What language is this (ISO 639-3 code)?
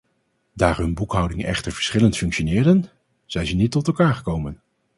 nld